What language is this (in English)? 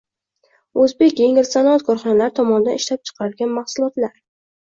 Uzbek